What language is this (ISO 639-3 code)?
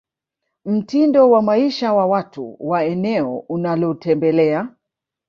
swa